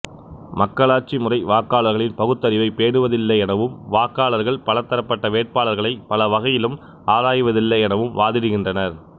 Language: Tamil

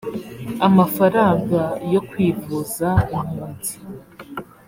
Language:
Kinyarwanda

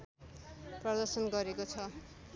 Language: Nepali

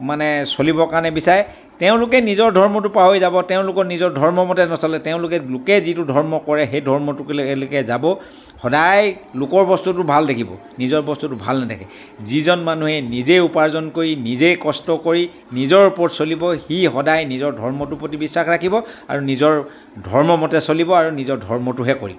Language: Assamese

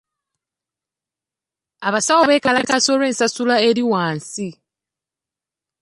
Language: Ganda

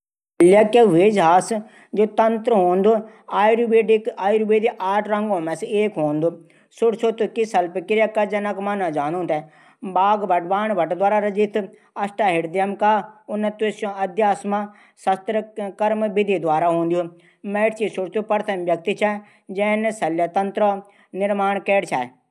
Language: Garhwali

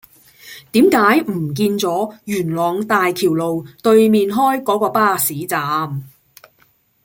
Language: Cantonese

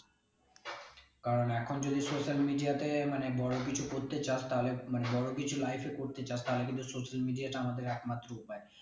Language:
Bangla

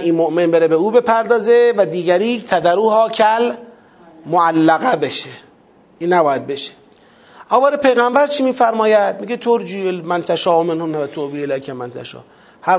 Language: Persian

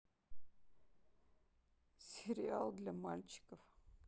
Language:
Russian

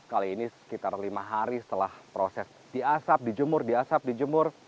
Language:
Indonesian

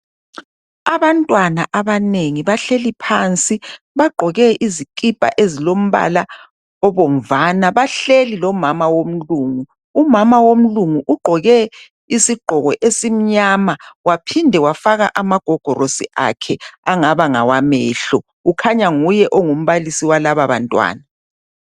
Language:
North Ndebele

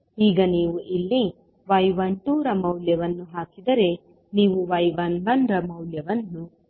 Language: Kannada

